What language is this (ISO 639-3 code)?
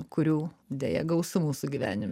lit